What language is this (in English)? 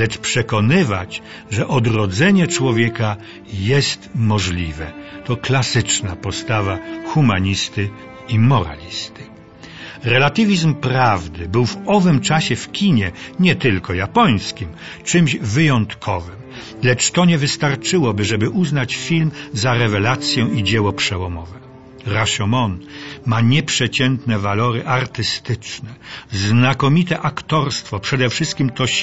Polish